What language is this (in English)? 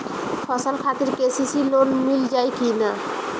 Bhojpuri